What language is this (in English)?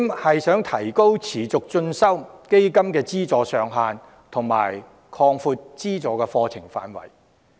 Cantonese